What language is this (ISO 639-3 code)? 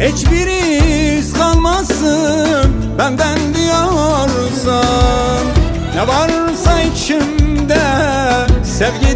tur